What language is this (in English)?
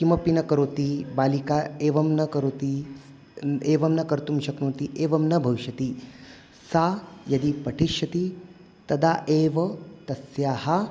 Sanskrit